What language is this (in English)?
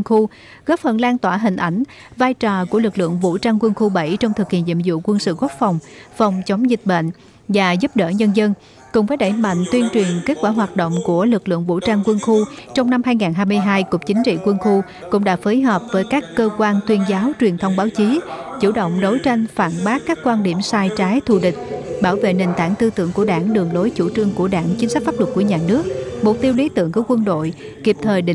Vietnamese